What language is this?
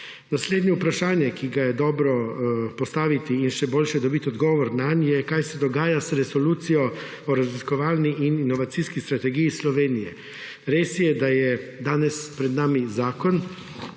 Slovenian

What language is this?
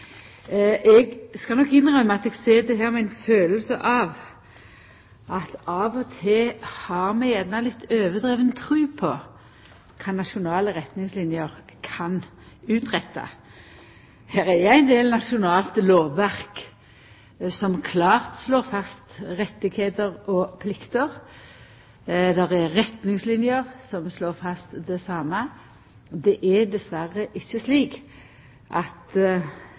Norwegian Nynorsk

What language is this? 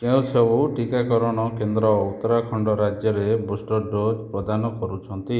Odia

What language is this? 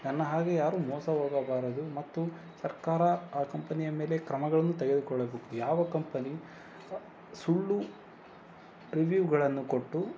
Kannada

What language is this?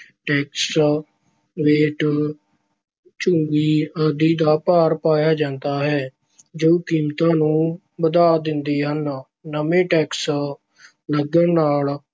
Punjabi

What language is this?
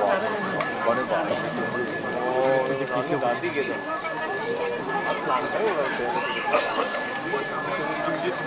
Indonesian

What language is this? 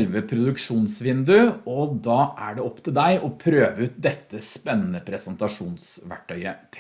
Norwegian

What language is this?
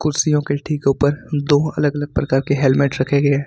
Hindi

